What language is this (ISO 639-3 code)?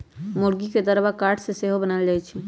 mag